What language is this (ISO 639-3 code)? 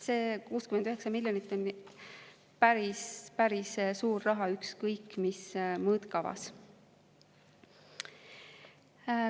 est